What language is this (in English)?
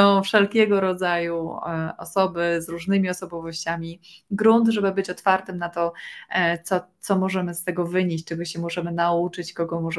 Polish